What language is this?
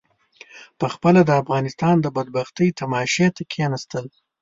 Pashto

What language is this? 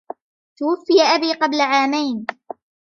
Arabic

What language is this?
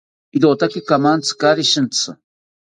South Ucayali Ashéninka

